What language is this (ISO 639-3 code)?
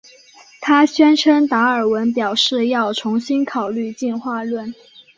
zho